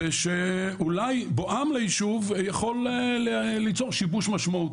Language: Hebrew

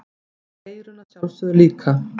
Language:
Icelandic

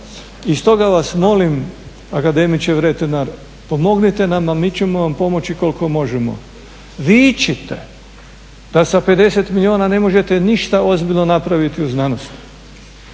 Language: Croatian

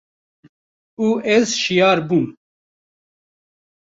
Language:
Kurdish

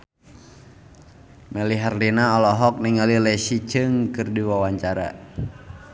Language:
Sundanese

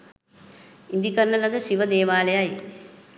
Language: Sinhala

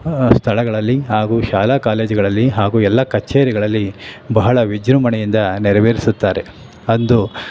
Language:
Kannada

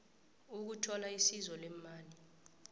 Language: South Ndebele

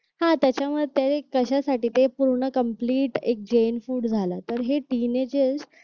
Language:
Marathi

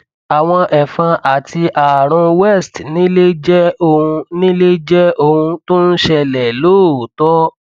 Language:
Yoruba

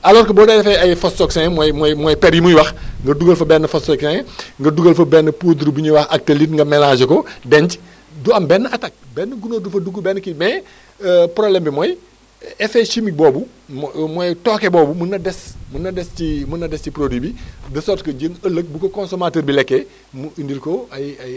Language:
Wolof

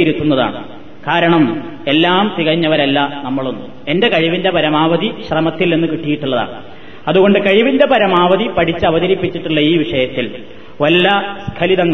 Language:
Malayalam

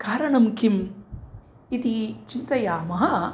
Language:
Sanskrit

